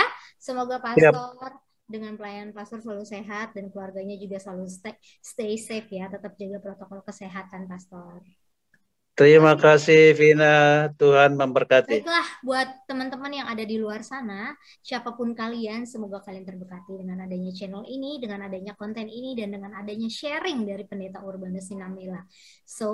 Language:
Indonesian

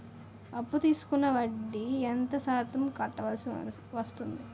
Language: Telugu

